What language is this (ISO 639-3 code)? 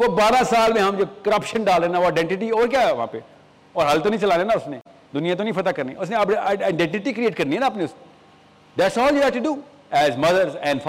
urd